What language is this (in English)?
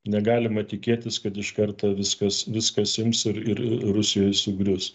Lithuanian